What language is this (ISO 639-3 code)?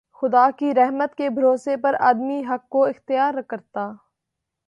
urd